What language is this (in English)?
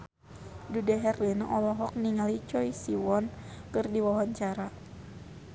Sundanese